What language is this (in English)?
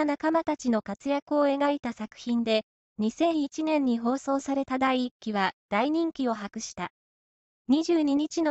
Japanese